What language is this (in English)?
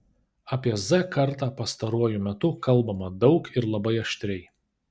Lithuanian